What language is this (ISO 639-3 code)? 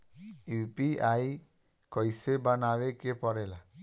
bho